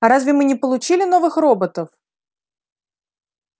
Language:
Russian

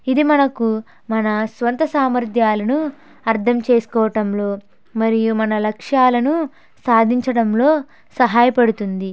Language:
Telugu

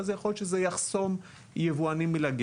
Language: Hebrew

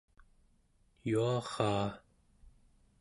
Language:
Central Yupik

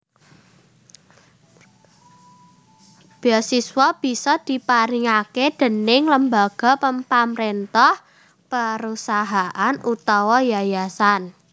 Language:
Javanese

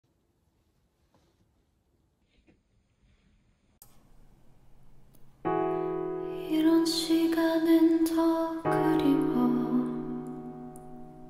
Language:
Korean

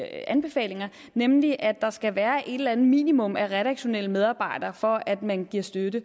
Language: Danish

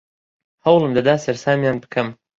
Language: Central Kurdish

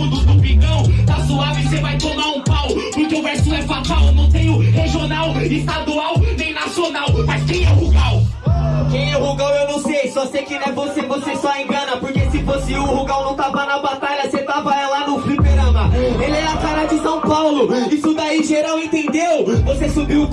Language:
Portuguese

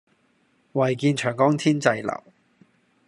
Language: Cantonese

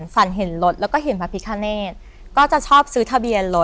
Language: Thai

